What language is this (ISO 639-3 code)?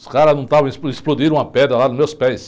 por